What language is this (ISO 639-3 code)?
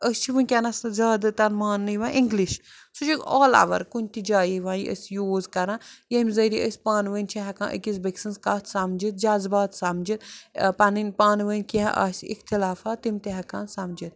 kas